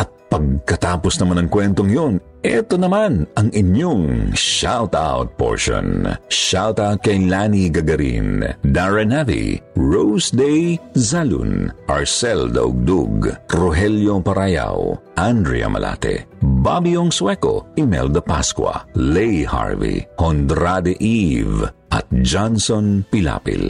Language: Filipino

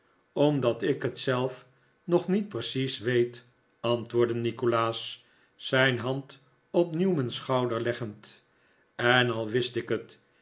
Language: Dutch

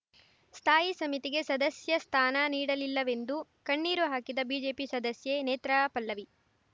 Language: Kannada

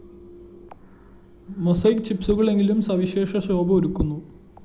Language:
Malayalam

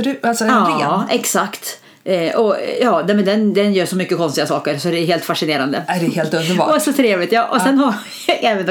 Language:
Swedish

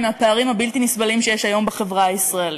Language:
Hebrew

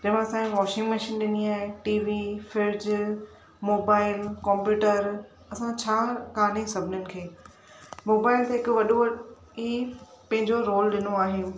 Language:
Sindhi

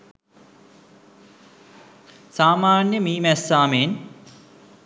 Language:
Sinhala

